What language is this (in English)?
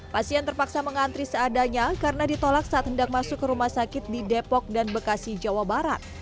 Indonesian